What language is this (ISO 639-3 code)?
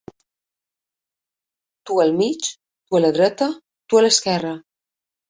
cat